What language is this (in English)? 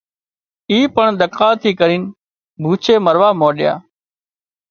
Wadiyara Koli